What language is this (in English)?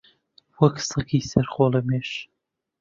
Central Kurdish